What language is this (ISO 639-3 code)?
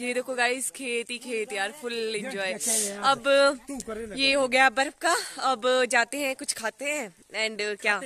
hin